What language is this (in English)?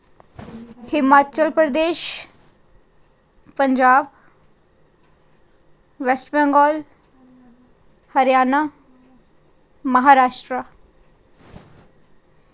Dogri